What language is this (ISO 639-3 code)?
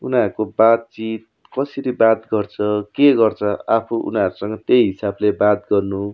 nep